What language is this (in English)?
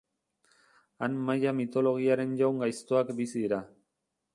Basque